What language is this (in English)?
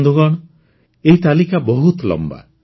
Odia